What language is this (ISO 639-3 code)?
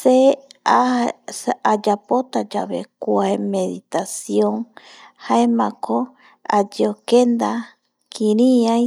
gui